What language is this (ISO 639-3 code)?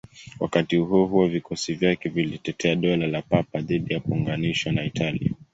swa